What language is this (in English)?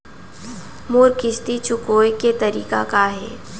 Chhattisgarhi